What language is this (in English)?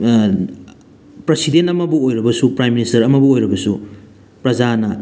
Manipuri